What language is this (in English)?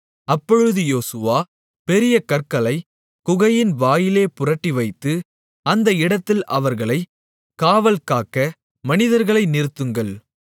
Tamil